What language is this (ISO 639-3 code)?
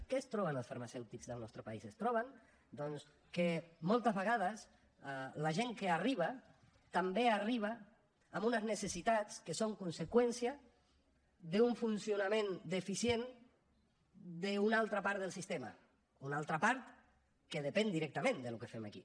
cat